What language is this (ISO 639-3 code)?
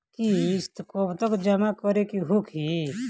bho